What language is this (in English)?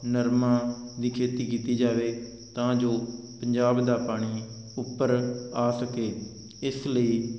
Punjabi